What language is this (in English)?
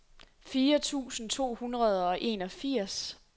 Danish